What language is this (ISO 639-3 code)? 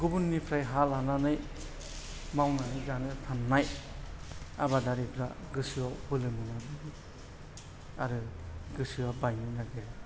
brx